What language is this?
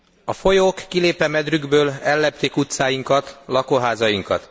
Hungarian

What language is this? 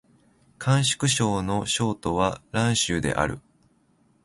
Japanese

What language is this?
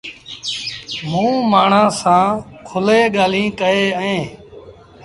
Sindhi Bhil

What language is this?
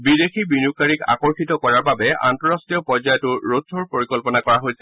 Assamese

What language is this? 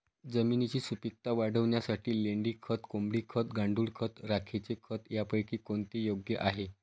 Marathi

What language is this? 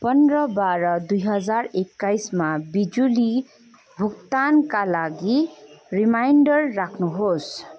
Nepali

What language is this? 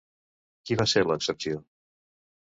Catalan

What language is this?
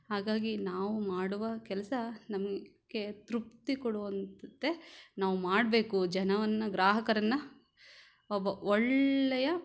Kannada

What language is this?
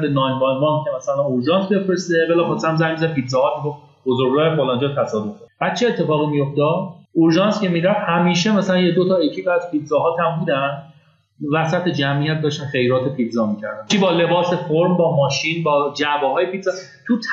Persian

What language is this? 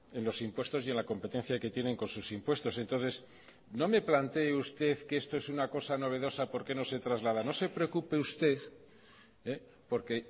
Spanish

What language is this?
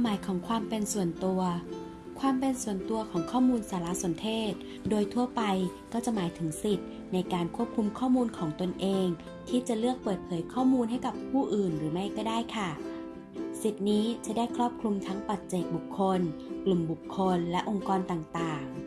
Thai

